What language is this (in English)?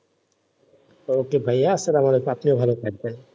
Bangla